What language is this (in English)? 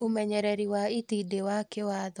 Kikuyu